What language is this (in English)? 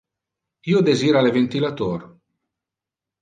Interlingua